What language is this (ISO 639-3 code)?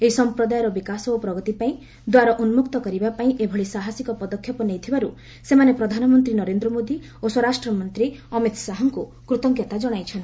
ori